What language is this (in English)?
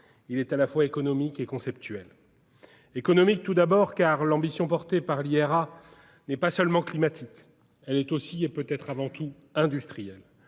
French